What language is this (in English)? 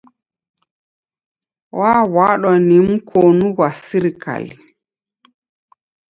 Taita